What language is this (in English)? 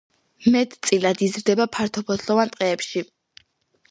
Georgian